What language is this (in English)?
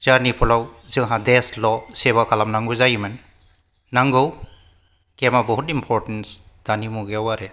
Bodo